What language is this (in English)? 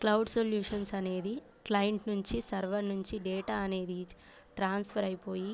Telugu